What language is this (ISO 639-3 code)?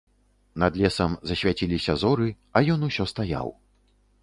bel